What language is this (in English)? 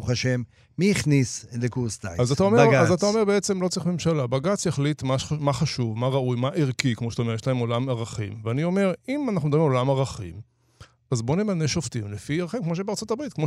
Hebrew